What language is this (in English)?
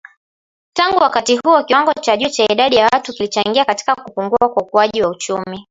Swahili